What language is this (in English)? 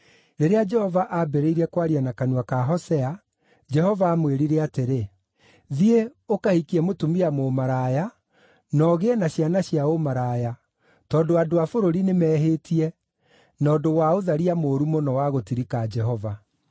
Kikuyu